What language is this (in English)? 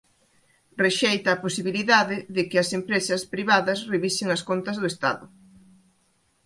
Galician